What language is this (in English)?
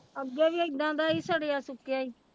Punjabi